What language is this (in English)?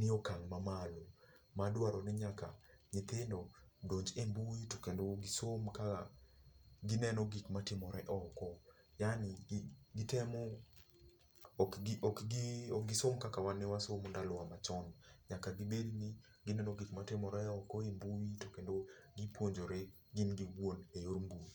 Luo (Kenya and Tanzania)